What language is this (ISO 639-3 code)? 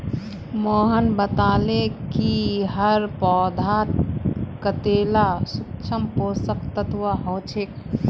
mag